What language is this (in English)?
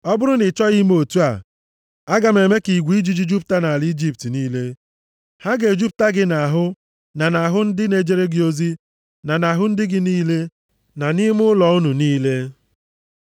Igbo